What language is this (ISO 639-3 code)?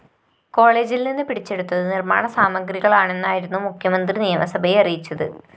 mal